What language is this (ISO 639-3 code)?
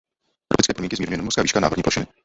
ces